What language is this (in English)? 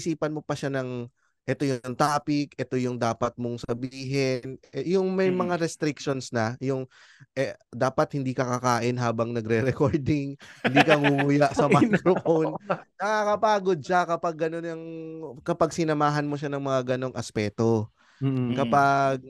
Filipino